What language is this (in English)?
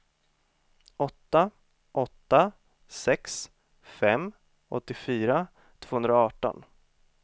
Swedish